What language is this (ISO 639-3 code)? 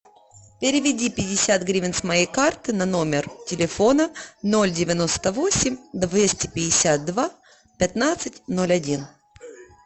rus